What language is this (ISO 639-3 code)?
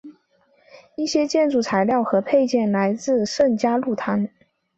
zho